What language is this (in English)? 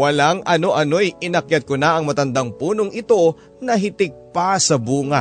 Filipino